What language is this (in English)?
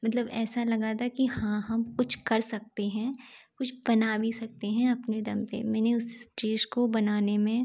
Hindi